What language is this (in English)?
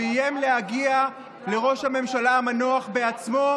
Hebrew